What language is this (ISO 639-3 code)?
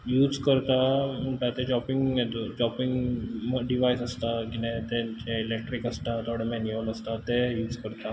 kok